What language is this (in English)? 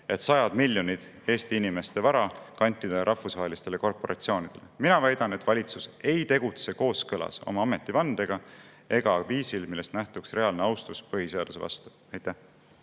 Estonian